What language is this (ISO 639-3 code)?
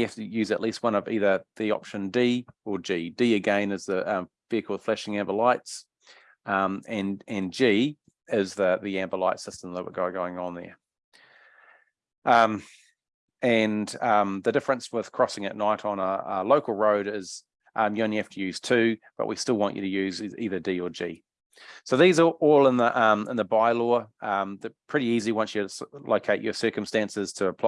eng